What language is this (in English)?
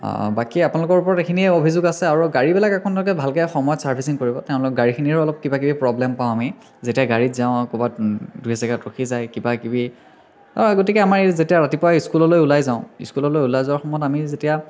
Assamese